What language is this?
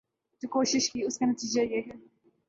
Urdu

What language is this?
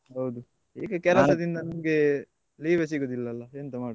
Kannada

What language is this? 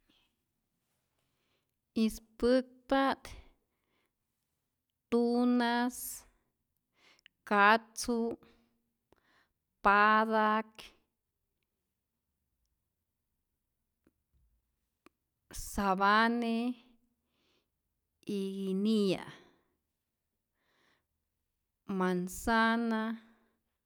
Rayón Zoque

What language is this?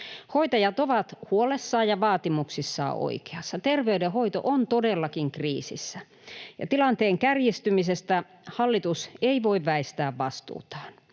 Finnish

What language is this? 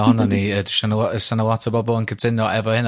Welsh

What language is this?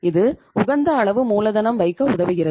Tamil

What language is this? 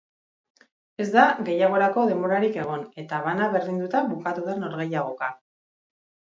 Basque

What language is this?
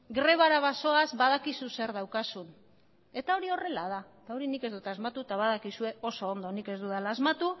Basque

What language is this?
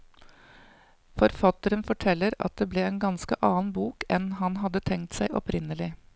Norwegian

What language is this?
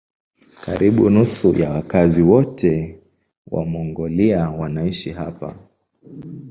Swahili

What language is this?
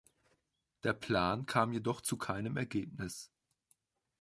German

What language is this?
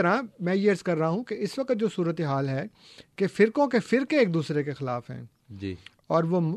Urdu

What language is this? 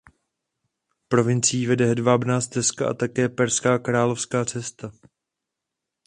Czech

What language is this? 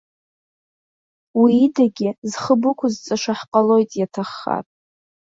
Abkhazian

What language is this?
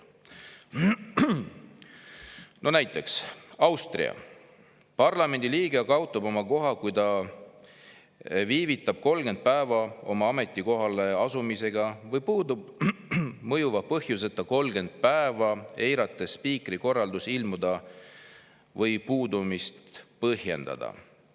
Estonian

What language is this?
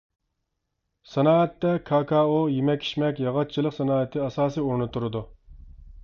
Uyghur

